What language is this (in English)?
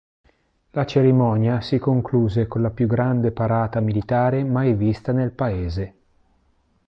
Italian